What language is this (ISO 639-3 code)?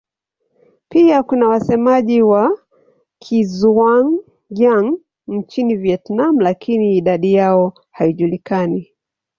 swa